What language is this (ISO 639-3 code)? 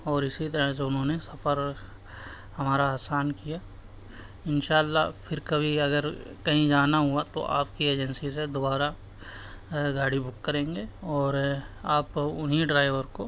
urd